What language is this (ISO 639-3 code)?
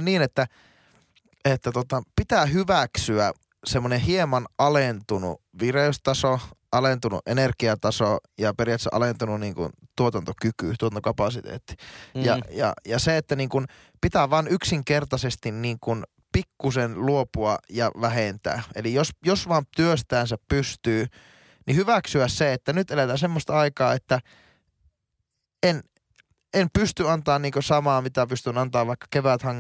fin